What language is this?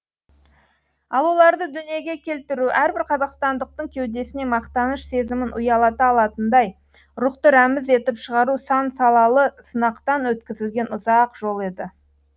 Kazakh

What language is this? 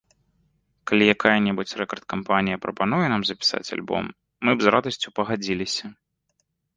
Belarusian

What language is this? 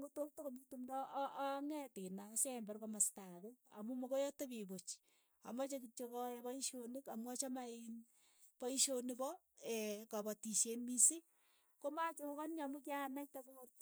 Keiyo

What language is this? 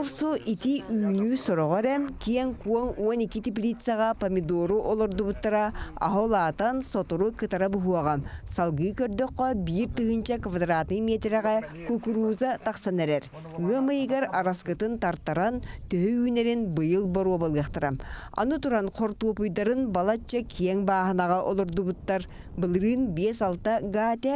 Russian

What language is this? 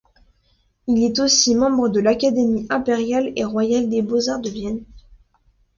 French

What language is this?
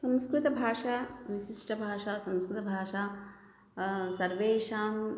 Sanskrit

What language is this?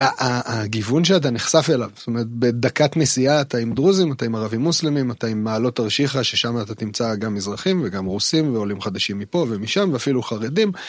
Hebrew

